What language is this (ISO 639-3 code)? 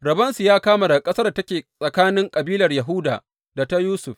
hau